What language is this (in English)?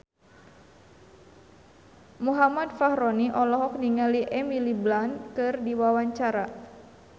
Sundanese